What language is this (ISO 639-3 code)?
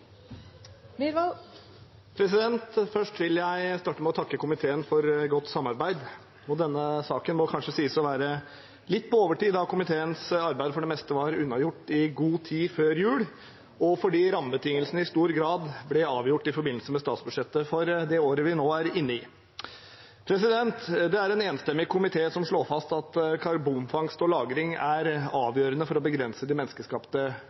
nob